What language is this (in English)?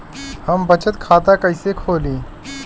Bhojpuri